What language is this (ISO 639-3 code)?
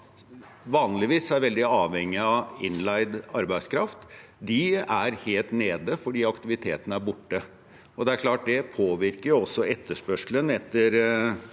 nor